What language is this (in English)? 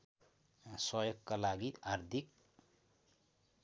Nepali